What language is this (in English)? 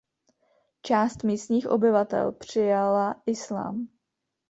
Czech